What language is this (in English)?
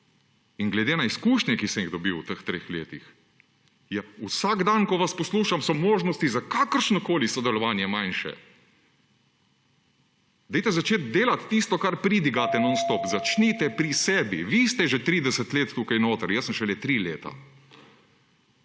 Slovenian